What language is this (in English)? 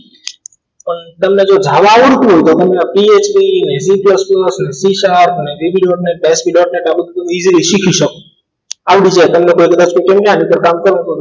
Gujarati